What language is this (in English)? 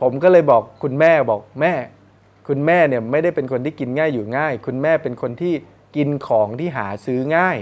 Thai